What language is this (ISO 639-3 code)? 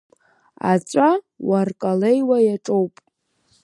abk